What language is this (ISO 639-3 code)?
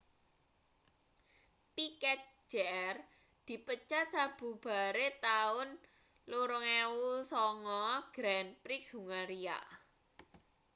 jav